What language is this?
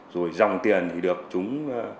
Vietnamese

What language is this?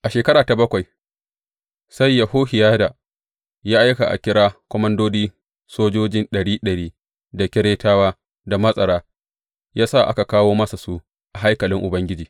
Hausa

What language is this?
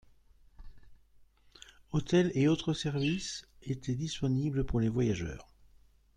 French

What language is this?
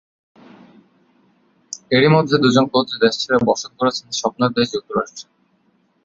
Bangla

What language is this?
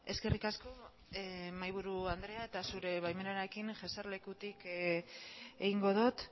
Basque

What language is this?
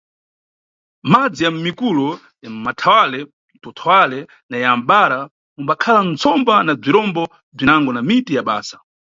Nyungwe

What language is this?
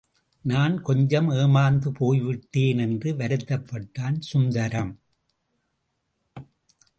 Tamil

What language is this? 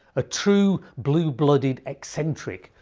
English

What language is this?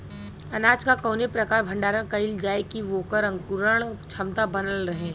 Bhojpuri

